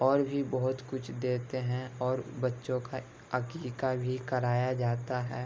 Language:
Urdu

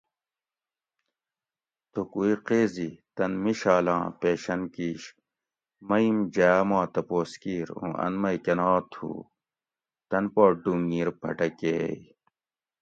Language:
Gawri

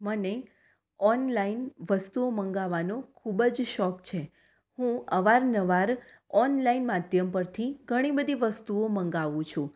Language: Gujarati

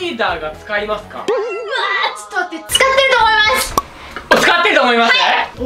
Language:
Japanese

